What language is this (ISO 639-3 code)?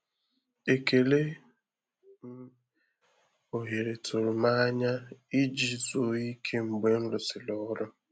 ibo